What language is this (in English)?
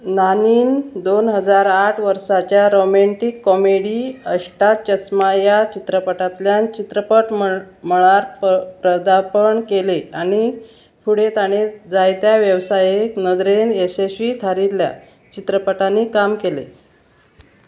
Konkani